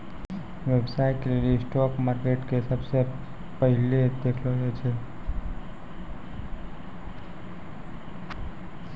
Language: Maithili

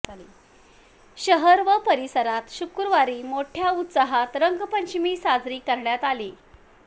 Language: Marathi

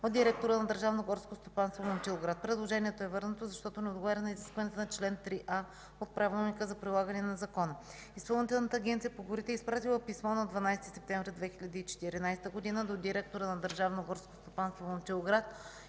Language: Bulgarian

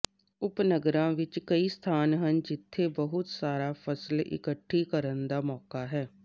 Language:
Punjabi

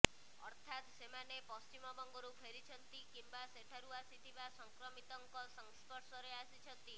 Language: Odia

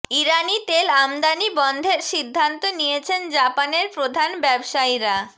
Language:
Bangla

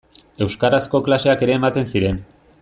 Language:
Basque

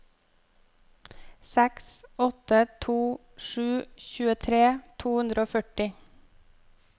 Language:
Norwegian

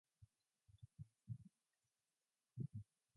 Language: English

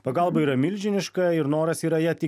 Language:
Lithuanian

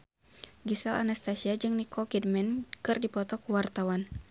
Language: Sundanese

